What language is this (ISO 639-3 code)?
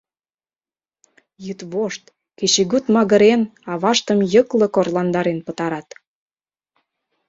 chm